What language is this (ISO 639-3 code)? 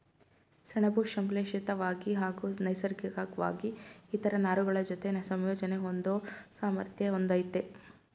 kan